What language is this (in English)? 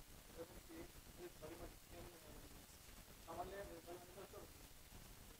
Hebrew